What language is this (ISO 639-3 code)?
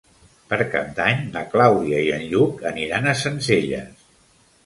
cat